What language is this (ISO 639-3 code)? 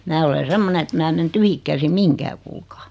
fin